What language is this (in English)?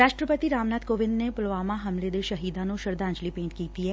Punjabi